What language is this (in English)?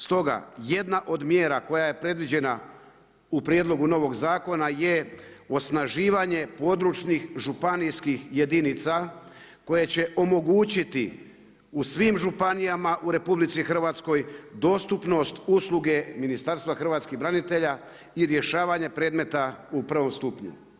Croatian